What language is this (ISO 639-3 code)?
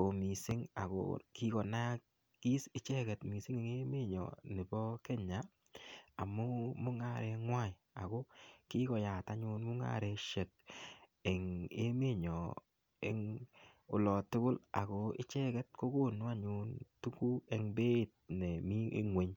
kln